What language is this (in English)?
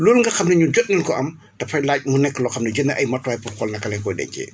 Wolof